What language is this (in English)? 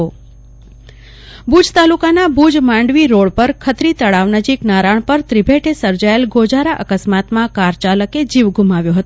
Gujarati